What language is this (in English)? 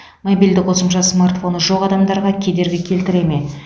Kazakh